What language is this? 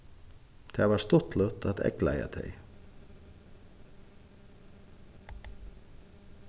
Faroese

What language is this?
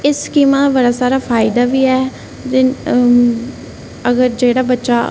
Dogri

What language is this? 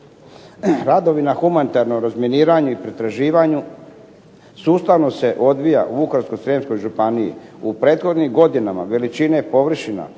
Croatian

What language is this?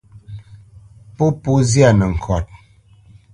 Bamenyam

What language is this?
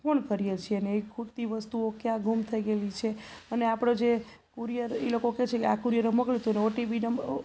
Gujarati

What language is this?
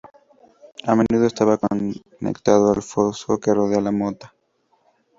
Spanish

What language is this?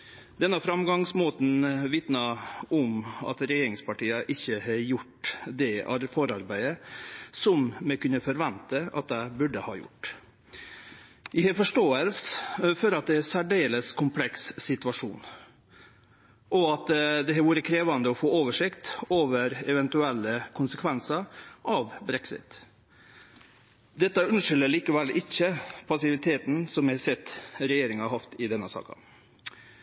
Norwegian Nynorsk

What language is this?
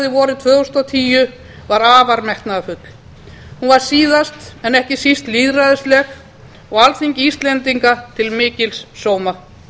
Icelandic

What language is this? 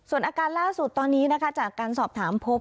Thai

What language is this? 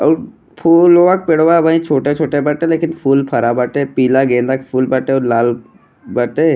Bhojpuri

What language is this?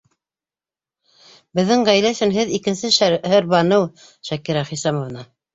Bashkir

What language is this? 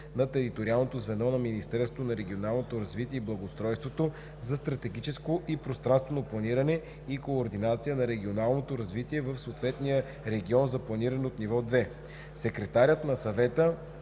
Bulgarian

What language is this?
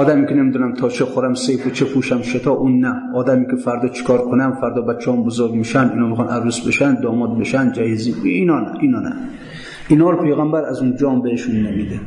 Persian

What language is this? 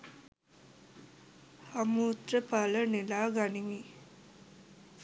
Sinhala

